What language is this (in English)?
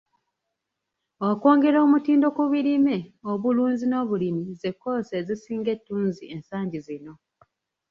Ganda